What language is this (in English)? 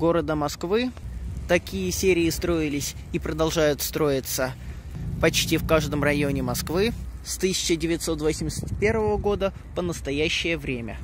Russian